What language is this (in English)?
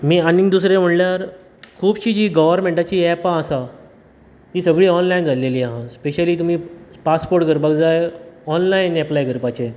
Konkani